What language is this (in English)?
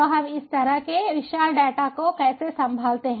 Hindi